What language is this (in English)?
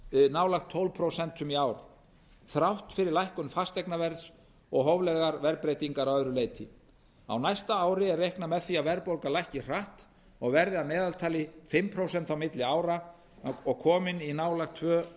Icelandic